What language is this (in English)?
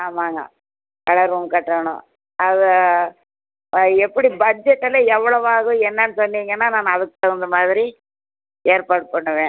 Tamil